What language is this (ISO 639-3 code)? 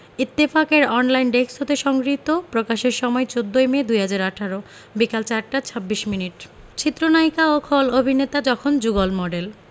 ben